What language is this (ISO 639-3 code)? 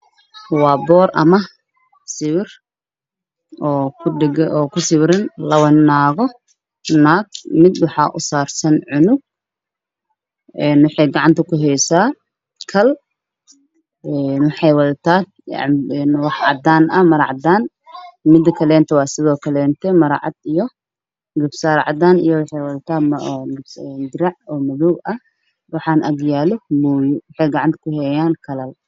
som